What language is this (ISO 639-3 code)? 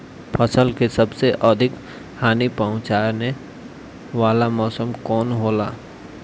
bho